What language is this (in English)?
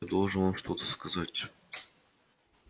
Russian